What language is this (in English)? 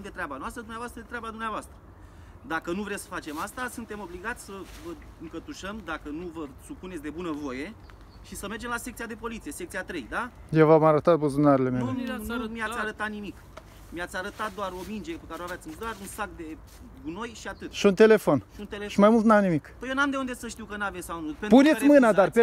Romanian